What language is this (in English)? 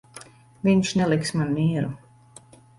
Latvian